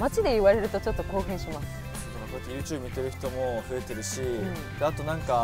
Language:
Japanese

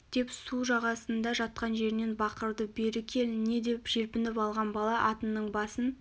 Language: Kazakh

